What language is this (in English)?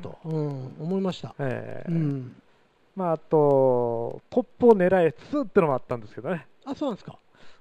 Japanese